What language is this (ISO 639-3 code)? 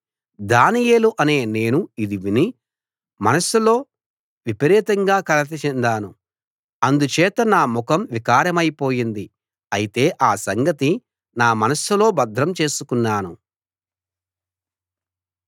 tel